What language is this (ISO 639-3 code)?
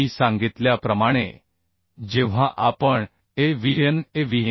mar